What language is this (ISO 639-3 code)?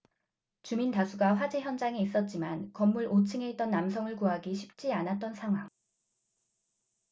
kor